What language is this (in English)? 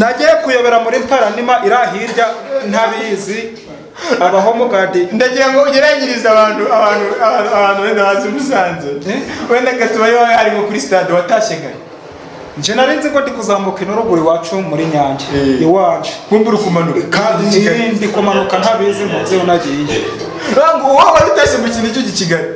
Romanian